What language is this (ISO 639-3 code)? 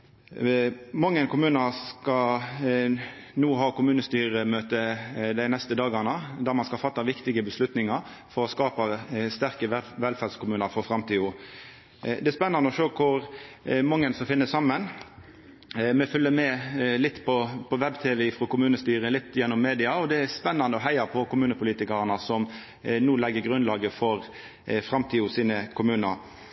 nno